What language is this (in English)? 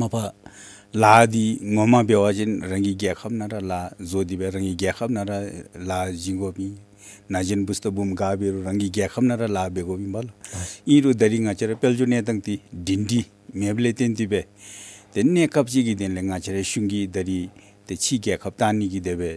Korean